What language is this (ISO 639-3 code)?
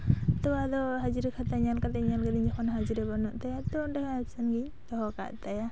sat